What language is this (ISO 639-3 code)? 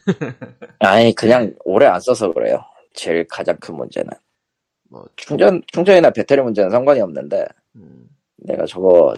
kor